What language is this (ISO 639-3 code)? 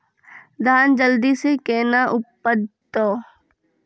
mai